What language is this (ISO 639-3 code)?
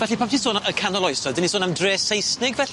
cym